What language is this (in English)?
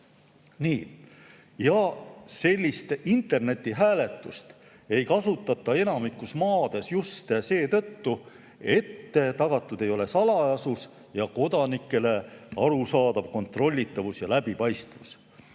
Estonian